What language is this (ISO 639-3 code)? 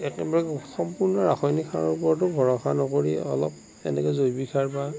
asm